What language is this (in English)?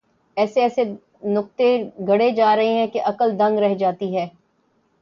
Urdu